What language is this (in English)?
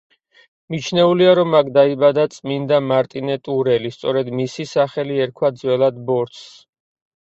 Georgian